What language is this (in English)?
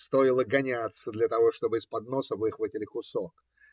Russian